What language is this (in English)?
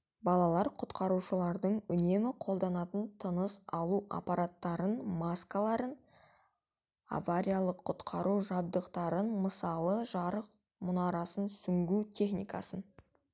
Kazakh